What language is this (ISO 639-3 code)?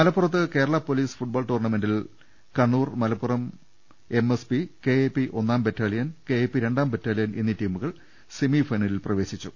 mal